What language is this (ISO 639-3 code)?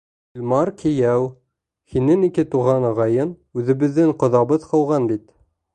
bak